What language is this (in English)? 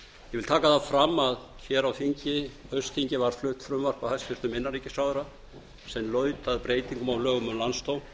Icelandic